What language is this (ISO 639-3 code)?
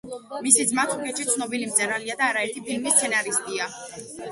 kat